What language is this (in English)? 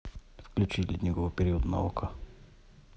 Russian